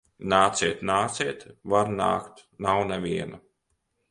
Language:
Latvian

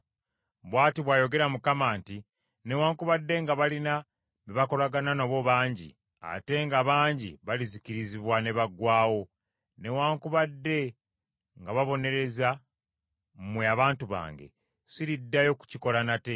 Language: Ganda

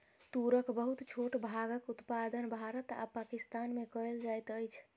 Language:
Maithili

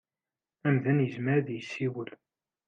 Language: Kabyle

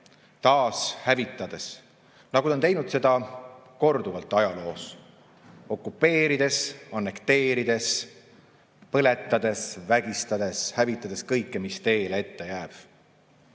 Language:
Estonian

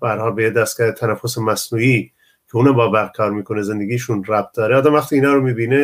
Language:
Persian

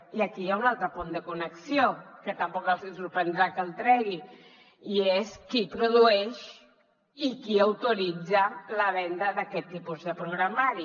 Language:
Catalan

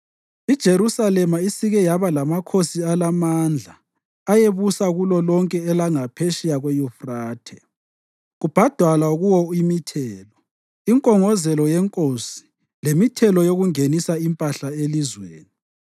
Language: North Ndebele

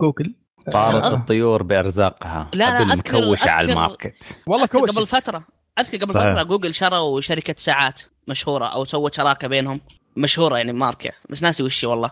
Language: Arabic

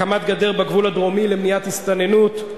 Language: Hebrew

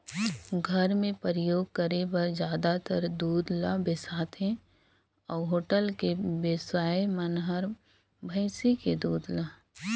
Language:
Chhattisgarhi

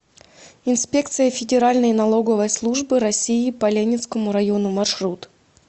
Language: Russian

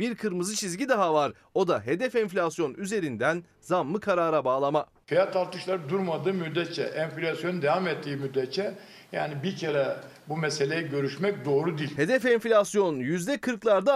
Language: Turkish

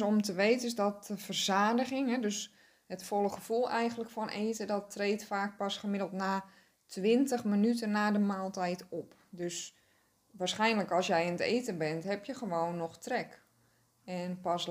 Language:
Dutch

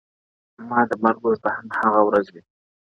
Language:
Pashto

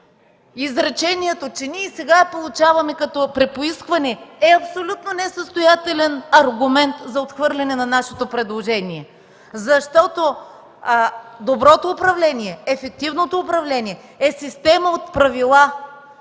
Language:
Bulgarian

